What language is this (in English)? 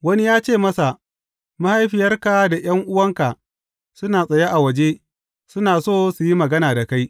Hausa